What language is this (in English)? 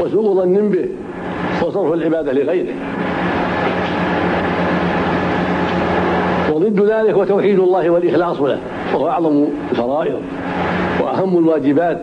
Arabic